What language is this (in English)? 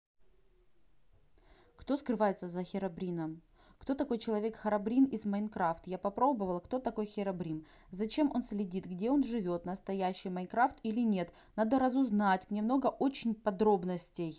Russian